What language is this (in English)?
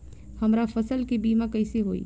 Bhojpuri